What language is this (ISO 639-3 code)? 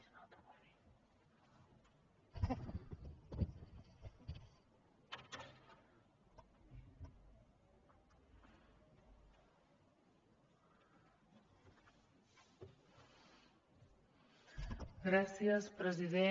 cat